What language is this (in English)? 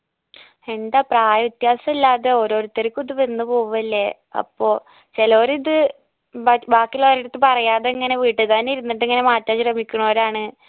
Malayalam